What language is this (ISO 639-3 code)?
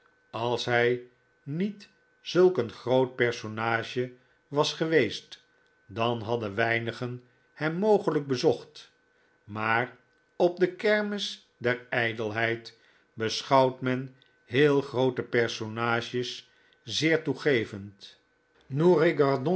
nld